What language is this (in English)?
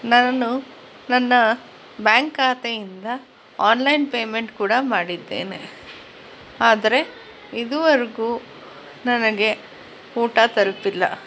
Kannada